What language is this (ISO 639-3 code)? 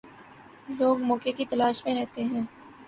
urd